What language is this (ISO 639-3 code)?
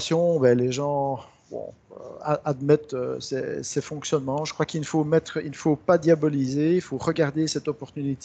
fra